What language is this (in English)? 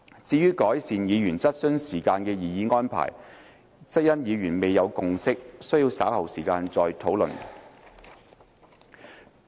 Cantonese